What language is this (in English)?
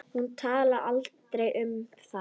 Icelandic